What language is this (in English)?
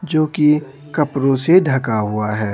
Hindi